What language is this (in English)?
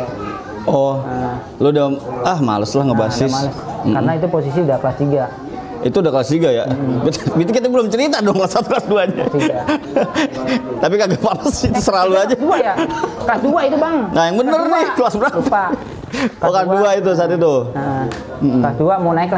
Indonesian